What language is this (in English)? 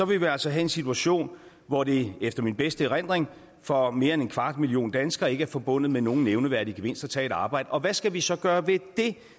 Danish